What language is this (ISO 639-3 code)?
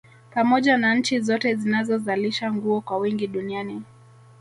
swa